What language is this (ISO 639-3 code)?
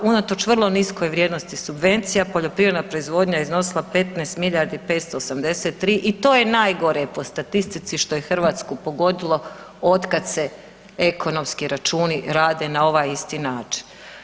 hrv